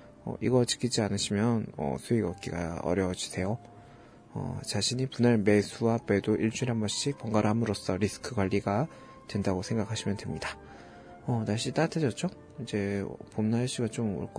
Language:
Korean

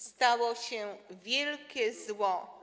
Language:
Polish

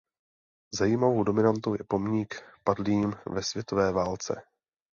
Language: Czech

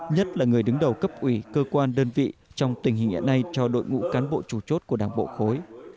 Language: Vietnamese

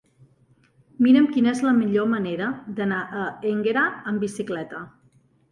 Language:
Catalan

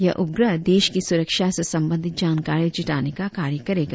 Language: Hindi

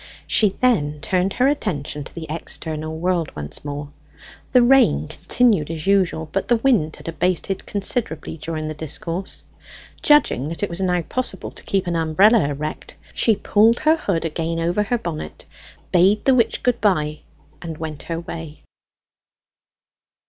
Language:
English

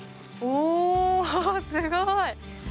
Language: Japanese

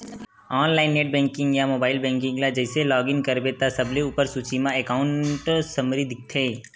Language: Chhattisgarhi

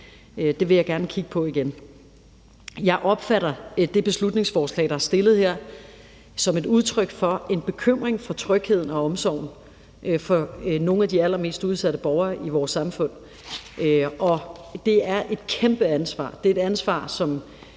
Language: Danish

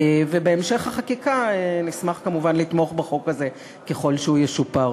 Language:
Hebrew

